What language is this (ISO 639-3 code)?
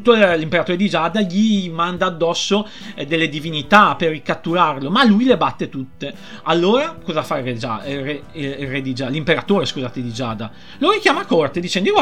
ita